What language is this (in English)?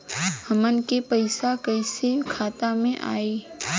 Bhojpuri